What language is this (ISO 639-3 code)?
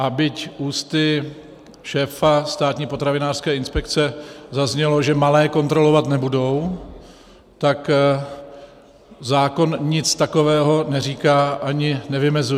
ces